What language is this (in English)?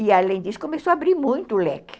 Portuguese